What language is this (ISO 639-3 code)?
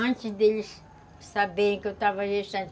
por